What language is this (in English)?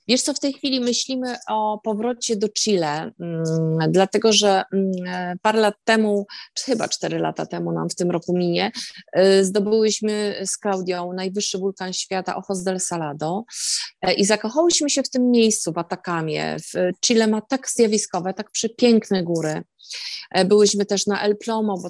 Polish